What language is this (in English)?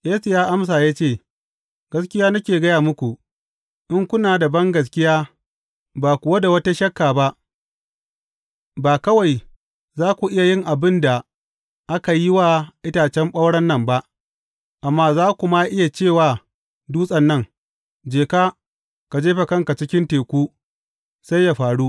Hausa